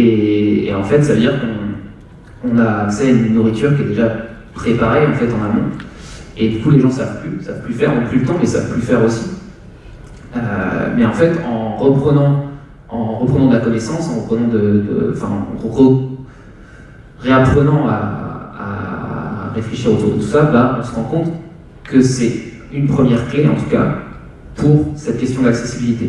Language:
French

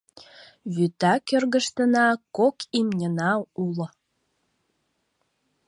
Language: Mari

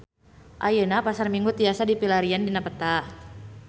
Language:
Sundanese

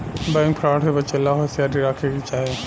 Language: Bhojpuri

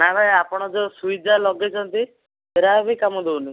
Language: Odia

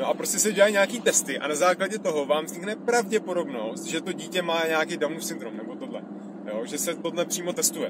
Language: Czech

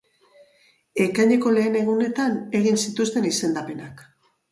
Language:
Basque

